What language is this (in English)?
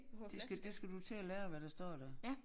Danish